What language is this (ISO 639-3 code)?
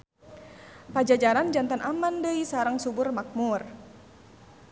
sun